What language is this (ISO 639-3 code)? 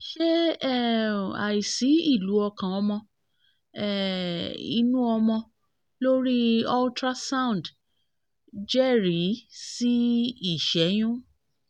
yor